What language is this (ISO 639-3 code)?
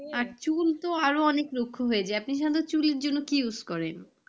ben